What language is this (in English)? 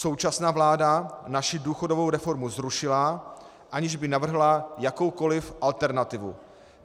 Czech